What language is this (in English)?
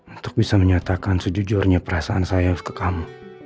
Indonesian